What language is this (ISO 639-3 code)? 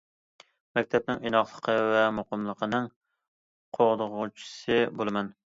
uig